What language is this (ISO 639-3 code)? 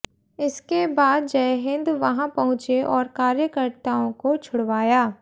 hin